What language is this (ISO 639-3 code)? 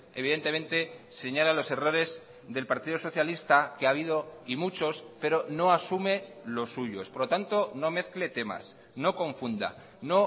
spa